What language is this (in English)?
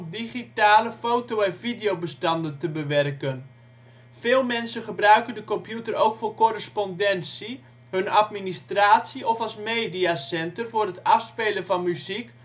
Dutch